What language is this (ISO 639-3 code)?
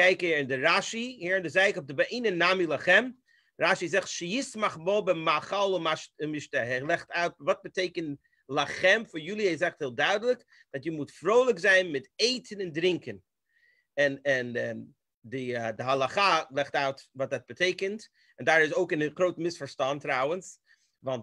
nld